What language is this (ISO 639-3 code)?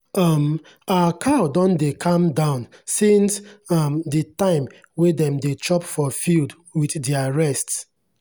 pcm